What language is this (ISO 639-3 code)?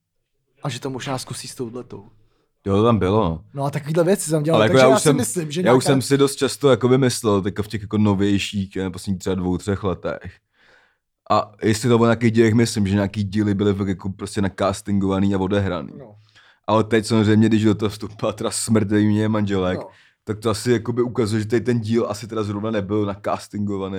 ces